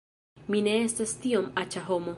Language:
Esperanto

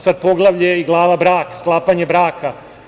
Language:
Serbian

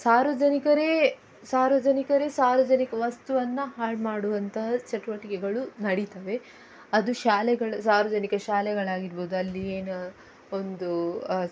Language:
Kannada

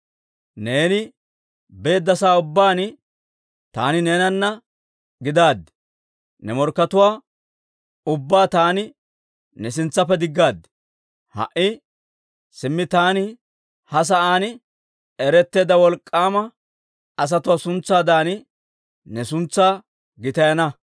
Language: Dawro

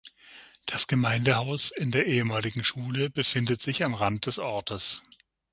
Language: German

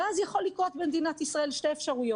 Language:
Hebrew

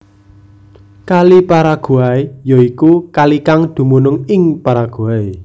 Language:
Javanese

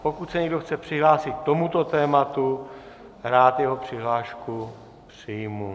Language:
Czech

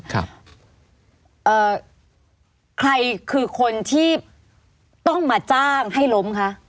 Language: Thai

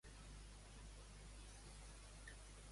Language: Catalan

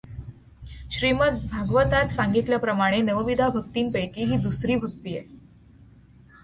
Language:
Marathi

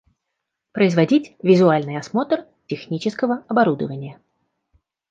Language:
Russian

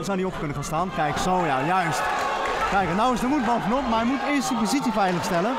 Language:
Dutch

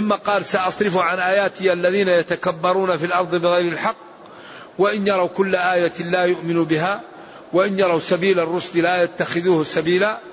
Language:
Arabic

